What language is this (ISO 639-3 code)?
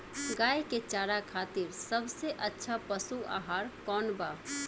bho